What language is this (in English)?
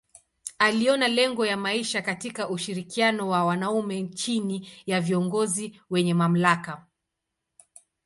Swahili